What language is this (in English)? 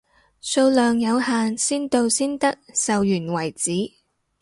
Cantonese